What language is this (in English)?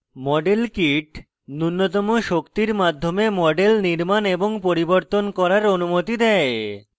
Bangla